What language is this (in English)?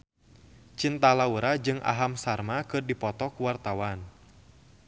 Sundanese